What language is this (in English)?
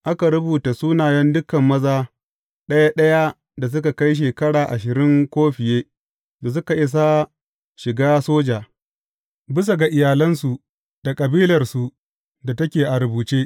Hausa